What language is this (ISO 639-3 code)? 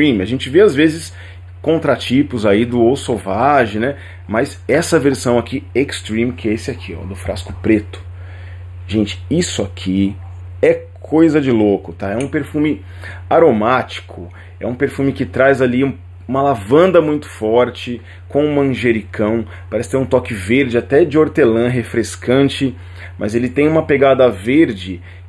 por